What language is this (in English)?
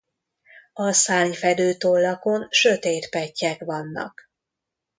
Hungarian